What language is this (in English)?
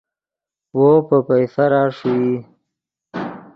Yidgha